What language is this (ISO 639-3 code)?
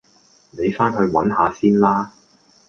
yue